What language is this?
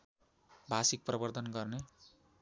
Nepali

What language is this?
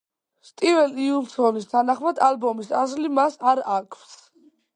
Georgian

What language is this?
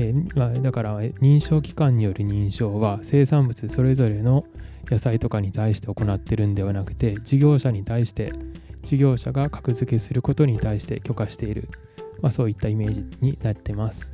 Japanese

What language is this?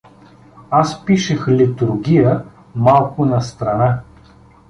Bulgarian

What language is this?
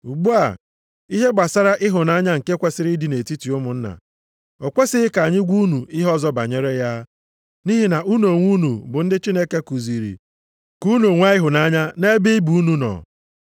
Igbo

